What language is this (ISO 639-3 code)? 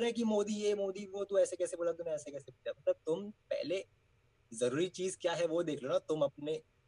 hin